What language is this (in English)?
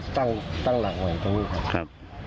Thai